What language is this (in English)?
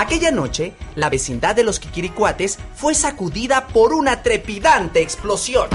Spanish